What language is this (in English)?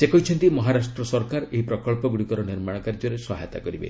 Odia